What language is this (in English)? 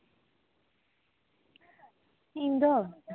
Santali